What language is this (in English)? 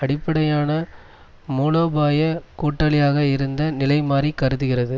Tamil